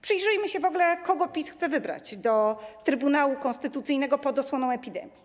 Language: Polish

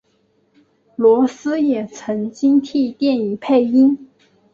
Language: Chinese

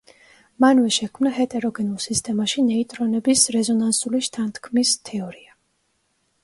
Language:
Georgian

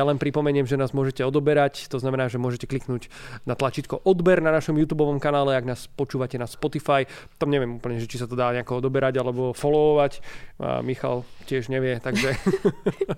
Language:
Slovak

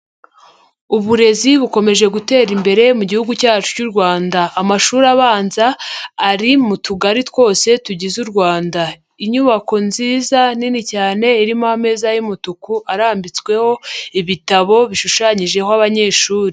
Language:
Kinyarwanda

